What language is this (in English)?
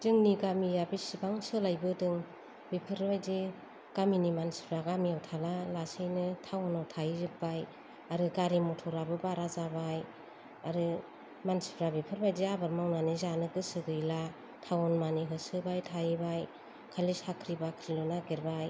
Bodo